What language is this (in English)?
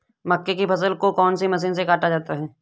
Hindi